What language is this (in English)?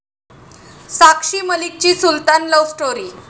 Marathi